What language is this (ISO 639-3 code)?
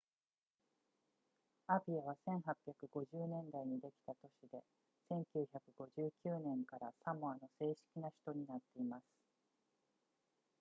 jpn